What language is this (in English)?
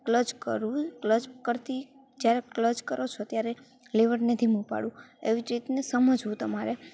Gujarati